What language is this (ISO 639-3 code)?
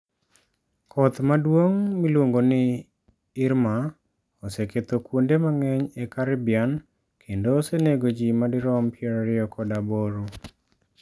luo